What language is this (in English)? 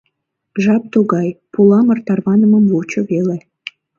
Mari